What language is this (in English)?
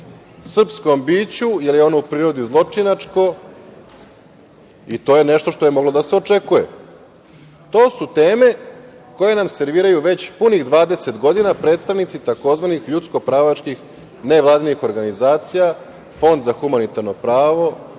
Serbian